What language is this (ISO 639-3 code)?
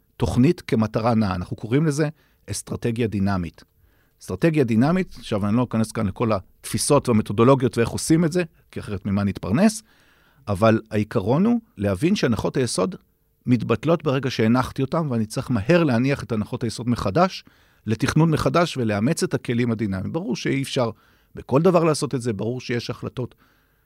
heb